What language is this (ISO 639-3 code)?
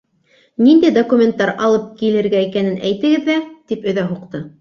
bak